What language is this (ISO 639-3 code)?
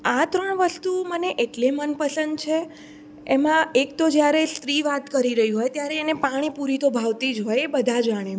guj